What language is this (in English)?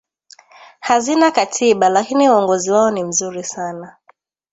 Swahili